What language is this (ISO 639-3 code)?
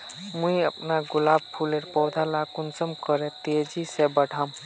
mag